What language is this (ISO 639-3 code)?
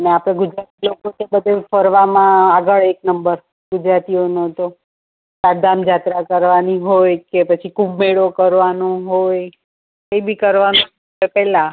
guj